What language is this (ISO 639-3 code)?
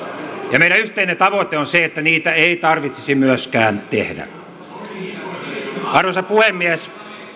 fin